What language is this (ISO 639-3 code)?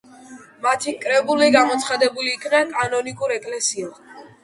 kat